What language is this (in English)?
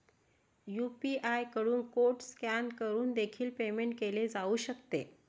Marathi